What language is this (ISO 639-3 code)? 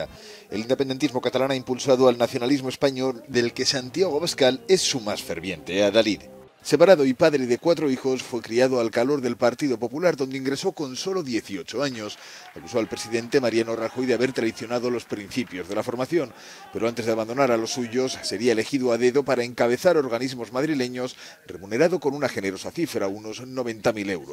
spa